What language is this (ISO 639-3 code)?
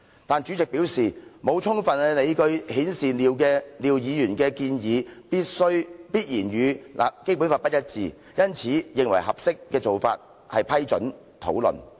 yue